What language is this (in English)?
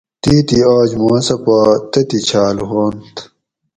Gawri